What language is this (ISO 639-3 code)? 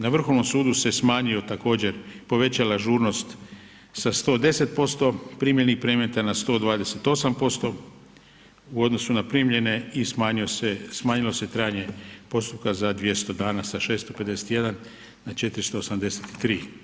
hrv